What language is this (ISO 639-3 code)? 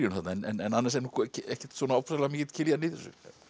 isl